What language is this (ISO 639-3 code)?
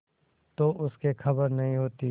hin